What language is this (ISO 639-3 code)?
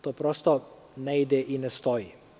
srp